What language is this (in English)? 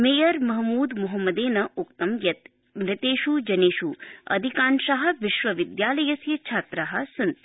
Sanskrit